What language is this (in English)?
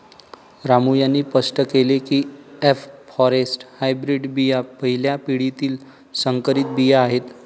Marathi